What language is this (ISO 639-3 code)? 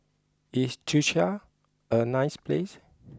eng